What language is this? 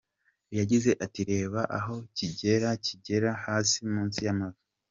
Kinyarwanda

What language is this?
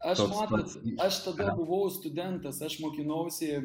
Lithuanian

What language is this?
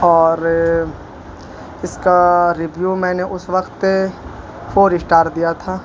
Urdu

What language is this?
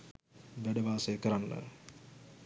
Sinhala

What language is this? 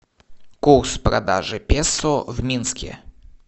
Russian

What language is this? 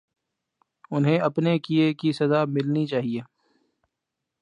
Urdu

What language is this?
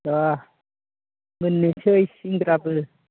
Bodo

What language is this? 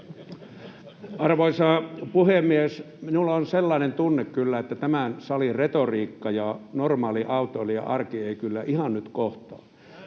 Finnish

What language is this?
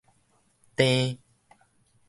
Min Nan Chinese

